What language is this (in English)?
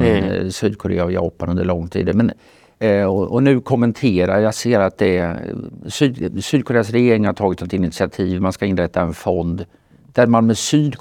Swedish